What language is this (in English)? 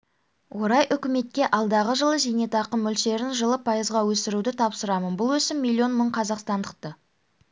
Kazakh